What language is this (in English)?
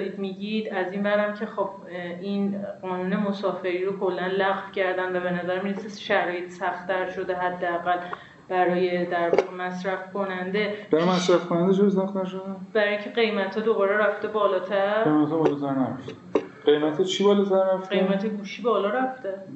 Persian